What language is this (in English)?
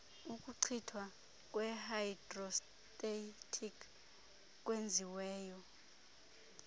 Xhosa